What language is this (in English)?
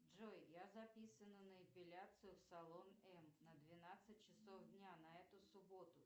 Russian